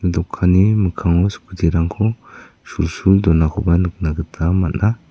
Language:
Garo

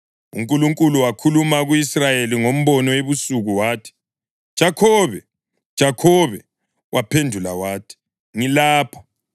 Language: North Ndebele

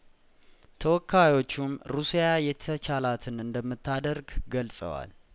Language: Amharic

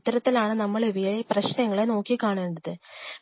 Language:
Malayalam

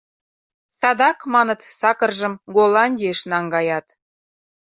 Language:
Mari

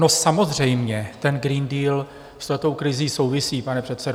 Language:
Czech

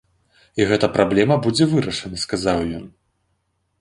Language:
Belarusian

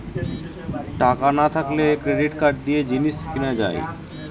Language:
Bangla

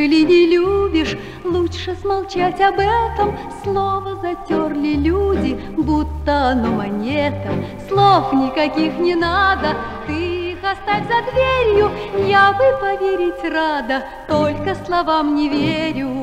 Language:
Russian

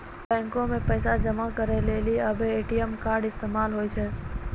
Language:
Maithili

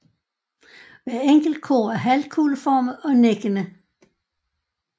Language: Danish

